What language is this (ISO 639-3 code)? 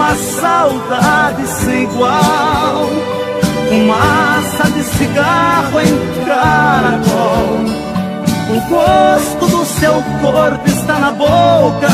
por